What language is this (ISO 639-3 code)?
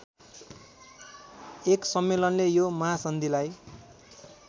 nep